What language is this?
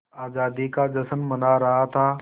Hindi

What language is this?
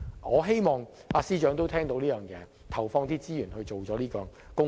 Cantonese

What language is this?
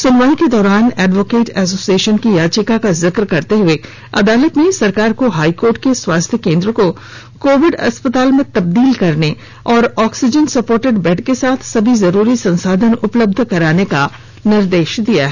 Hindi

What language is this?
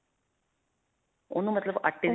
Punjabi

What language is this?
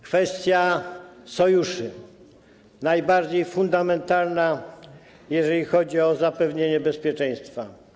Polish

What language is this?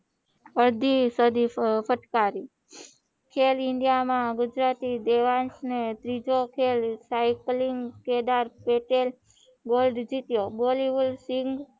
Gujarati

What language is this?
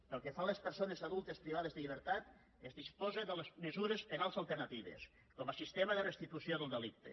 Catalan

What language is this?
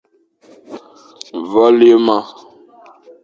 Fang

